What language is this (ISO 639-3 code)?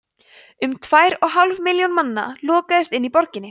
isl